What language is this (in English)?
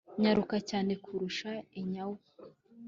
Kinyarwanda